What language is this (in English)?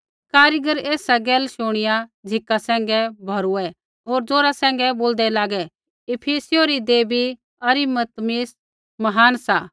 Kullu Pahari